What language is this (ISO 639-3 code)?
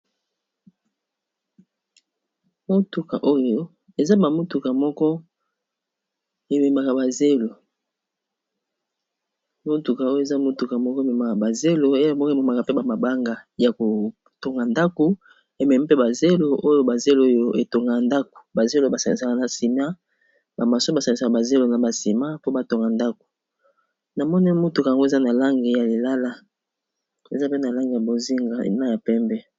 lin